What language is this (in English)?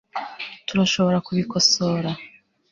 Kinyarwanda